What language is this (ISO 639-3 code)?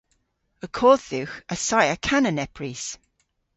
cor